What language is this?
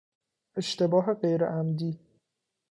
Persian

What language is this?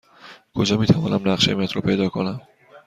Persian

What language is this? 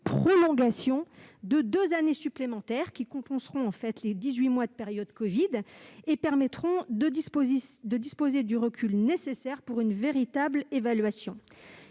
French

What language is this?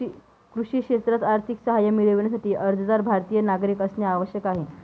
Marathi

